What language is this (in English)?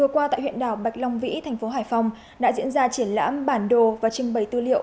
Vietnamese